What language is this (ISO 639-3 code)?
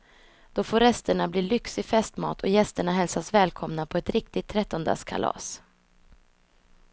swe